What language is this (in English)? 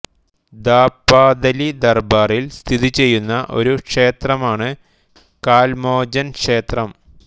Malayalam